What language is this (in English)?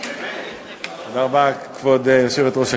Hebrew